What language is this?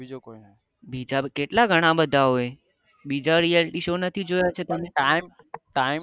Gujarati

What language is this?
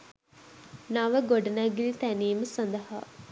Sinhala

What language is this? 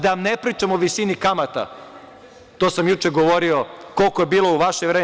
Serbian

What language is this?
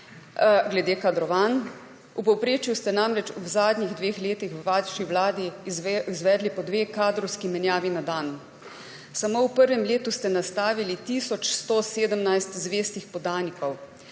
Slovenian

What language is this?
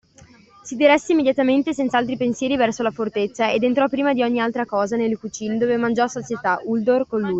Italian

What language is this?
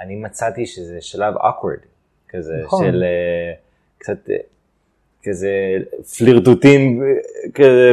Hebrew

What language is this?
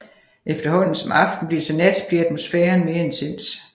Danish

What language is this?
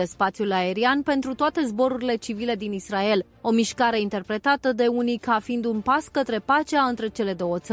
Romanian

